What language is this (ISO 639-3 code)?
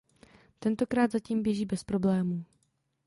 ces